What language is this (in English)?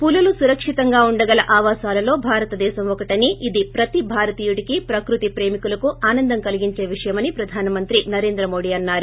Telugu